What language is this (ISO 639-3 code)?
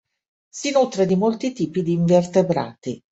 ita